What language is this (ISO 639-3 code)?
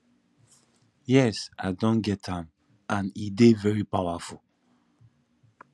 pcm